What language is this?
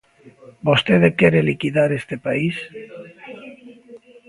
Galician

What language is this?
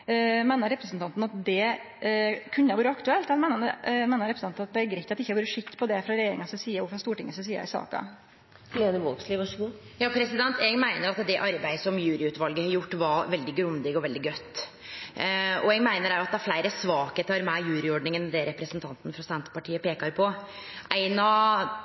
Norwegian Nynorsk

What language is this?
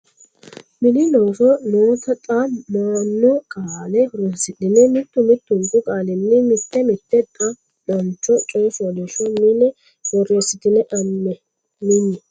Sidamo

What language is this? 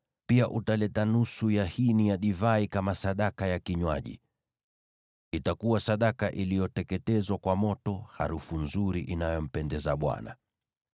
Swahili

